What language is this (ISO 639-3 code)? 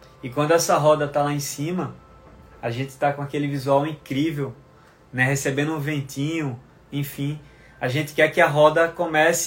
por